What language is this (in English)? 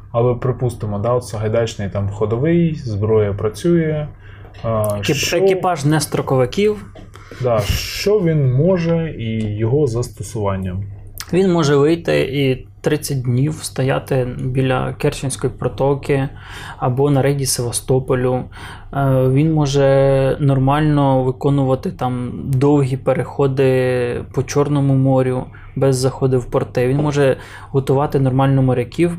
Ukrainian